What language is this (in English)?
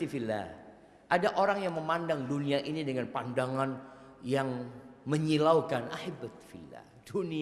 Indonesian